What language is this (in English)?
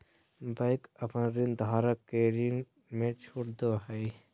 Magahi